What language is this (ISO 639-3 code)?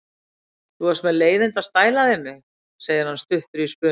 isl